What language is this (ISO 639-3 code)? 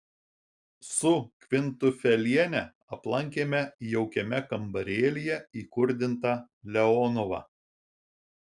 lit